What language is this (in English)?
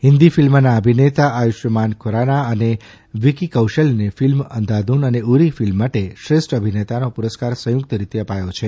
Gujarati